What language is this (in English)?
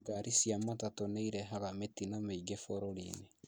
Kikuyu